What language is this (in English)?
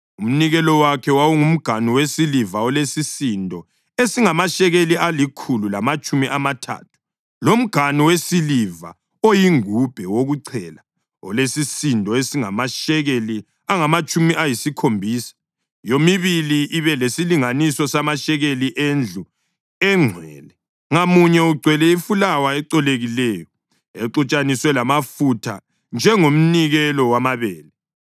North Ndebele